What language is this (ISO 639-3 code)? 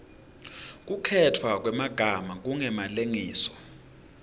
ssw